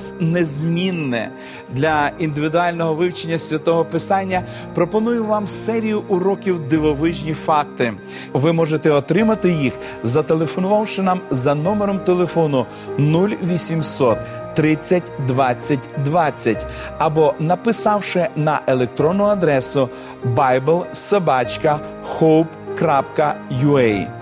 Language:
Ukrainian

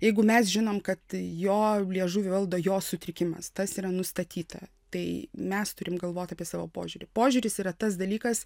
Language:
Lithuanian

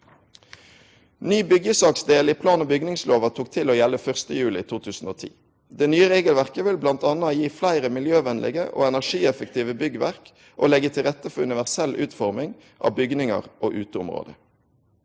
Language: Norwegian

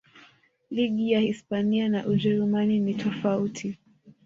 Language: Swahili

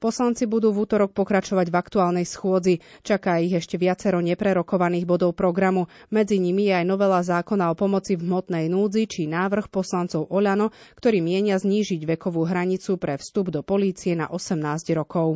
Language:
Slovak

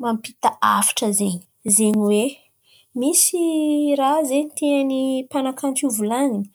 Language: Antankarana Malagasy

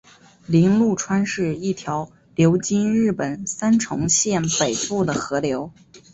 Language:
Chinese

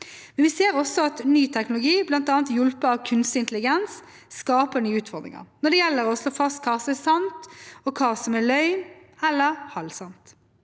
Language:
Norwegian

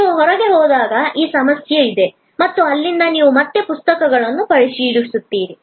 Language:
Kannada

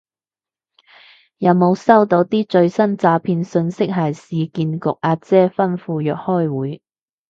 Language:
Cantonese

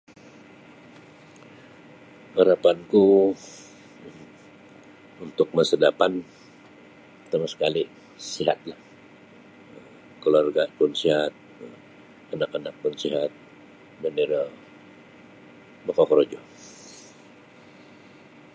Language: Sabah Bisaya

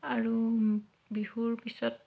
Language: Assamese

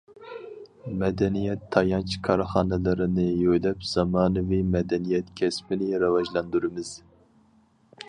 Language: Uyghur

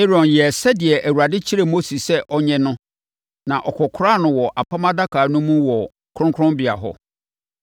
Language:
Akan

